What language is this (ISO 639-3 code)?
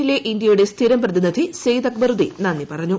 mal